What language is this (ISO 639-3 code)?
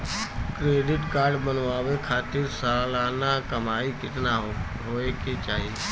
bho